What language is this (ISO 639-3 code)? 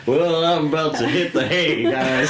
eng